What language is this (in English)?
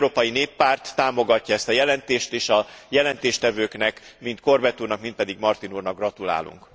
Hungarian